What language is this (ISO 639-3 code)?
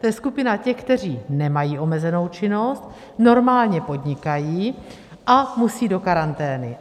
ces